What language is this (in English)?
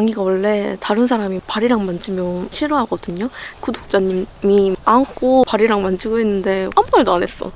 Korean